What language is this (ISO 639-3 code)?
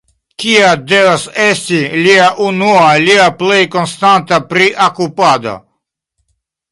epo